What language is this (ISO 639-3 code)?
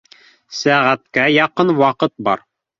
bak